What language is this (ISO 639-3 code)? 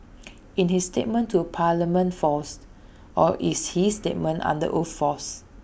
eng